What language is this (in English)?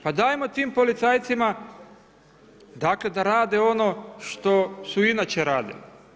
Croatian